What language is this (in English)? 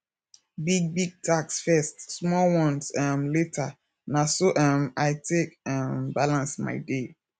Nigerian Pidgin